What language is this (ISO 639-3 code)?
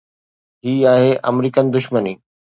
snd